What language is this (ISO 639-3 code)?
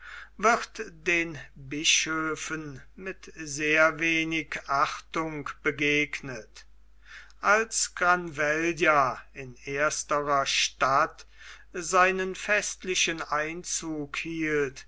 deu